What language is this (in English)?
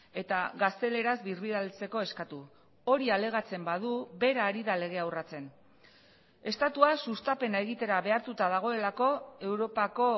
Basque